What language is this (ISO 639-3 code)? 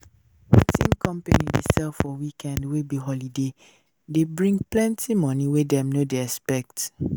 pcm